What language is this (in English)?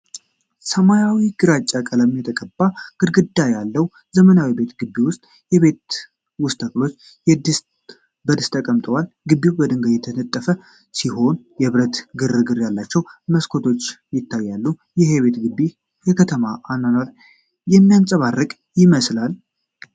Amharic